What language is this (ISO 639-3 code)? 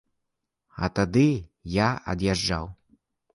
bel